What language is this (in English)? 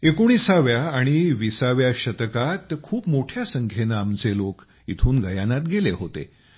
Marathi